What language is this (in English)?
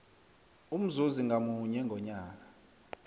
South Ndebele